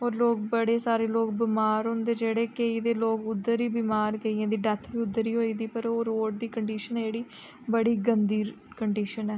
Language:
Dogri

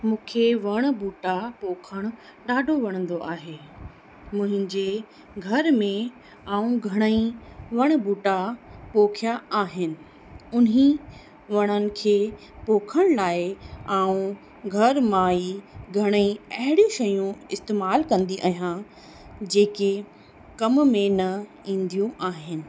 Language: Sindhi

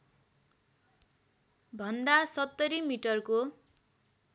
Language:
Nepali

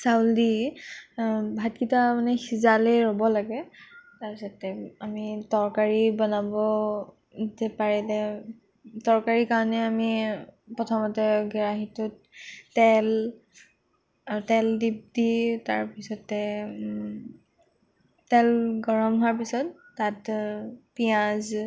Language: Assamese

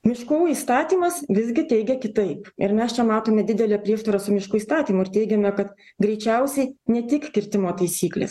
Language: Lithuanian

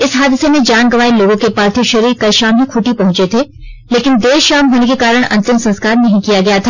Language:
Hindi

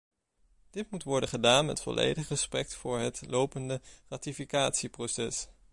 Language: Dutch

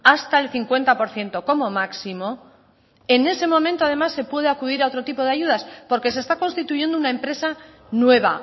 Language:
Spanish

